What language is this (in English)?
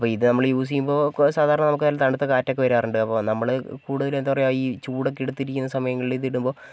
Malayalam